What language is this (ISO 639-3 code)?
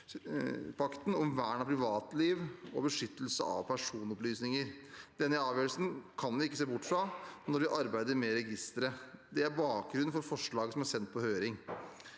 nor